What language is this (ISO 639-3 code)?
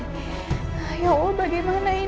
ind